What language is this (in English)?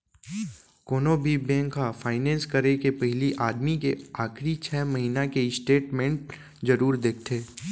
Chhattisgarhi